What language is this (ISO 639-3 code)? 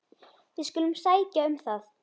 isl